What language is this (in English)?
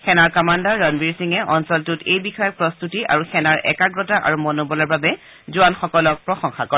Assamese